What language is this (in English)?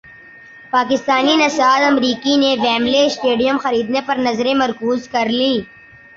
Urdu